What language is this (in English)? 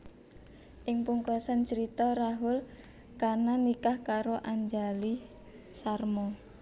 Javanese